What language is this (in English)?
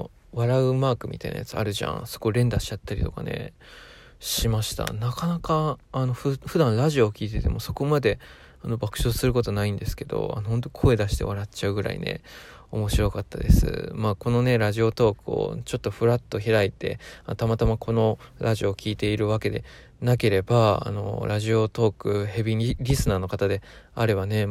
Japanese